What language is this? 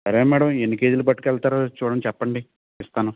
Telugu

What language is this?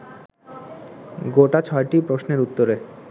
Bangla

